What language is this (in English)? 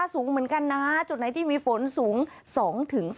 Thai